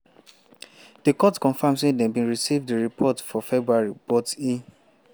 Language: Nigerian Pidgin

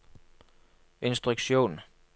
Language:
Norwegian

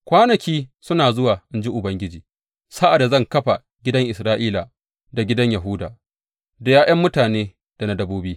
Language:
Hausa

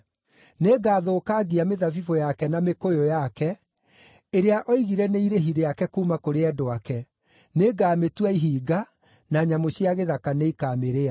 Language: Kikuyu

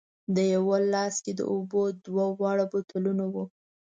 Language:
Pashto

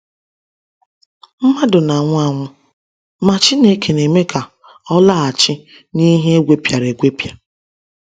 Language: Igbo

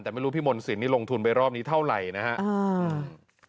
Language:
Thai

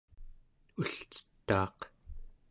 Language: Central Yupik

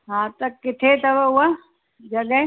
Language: Sindhi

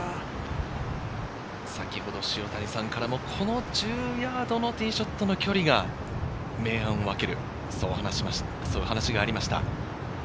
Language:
Japanese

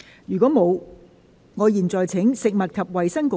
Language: Cantonese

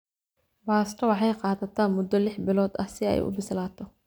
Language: Somali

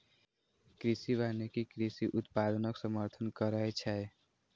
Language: Maithili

